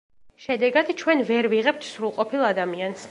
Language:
Georgian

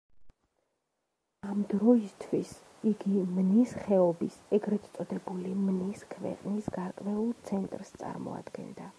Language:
Georgian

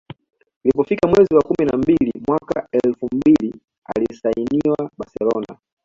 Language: Swahili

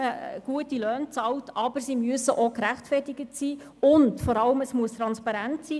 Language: Swiss German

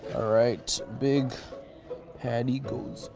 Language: English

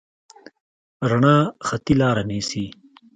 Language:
Pashto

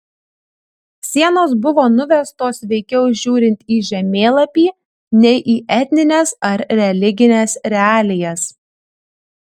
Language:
Lithuanian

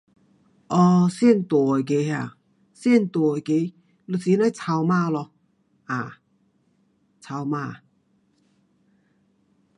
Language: Pu-Xian Chinese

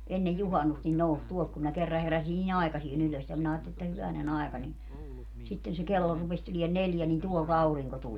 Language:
Finnish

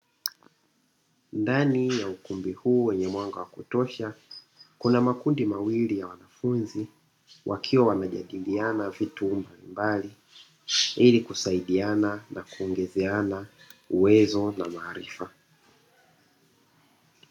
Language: Swahili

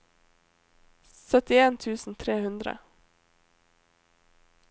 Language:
Norwegian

